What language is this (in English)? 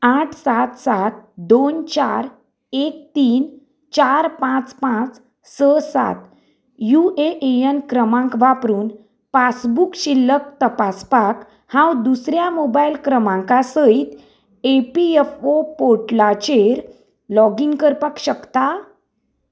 Konkani